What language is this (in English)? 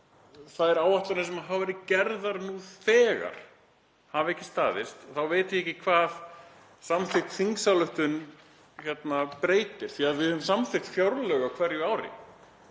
Icelandic